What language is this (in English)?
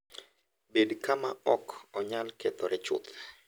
Luo (Kenya and Tanzania)